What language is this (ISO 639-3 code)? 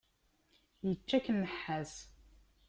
kab